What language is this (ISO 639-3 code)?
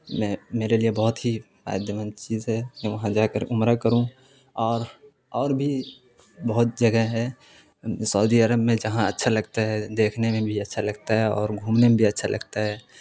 urd